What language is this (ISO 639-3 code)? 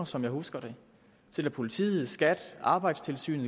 dan